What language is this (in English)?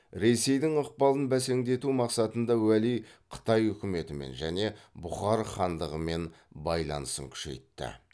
Kazakh